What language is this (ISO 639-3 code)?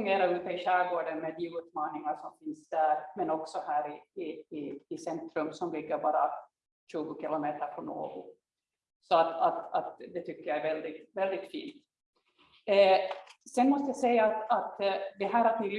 swe